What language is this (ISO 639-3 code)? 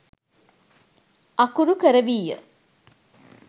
sin